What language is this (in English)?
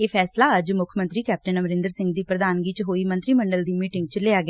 Punjabi